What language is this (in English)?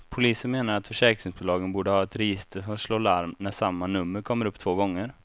Swedish